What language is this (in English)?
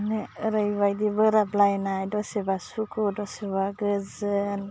Bodo